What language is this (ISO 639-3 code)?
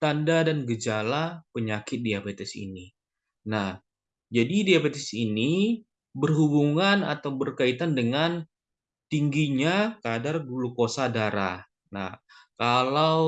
ind